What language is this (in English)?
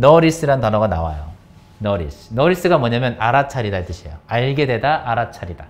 Korean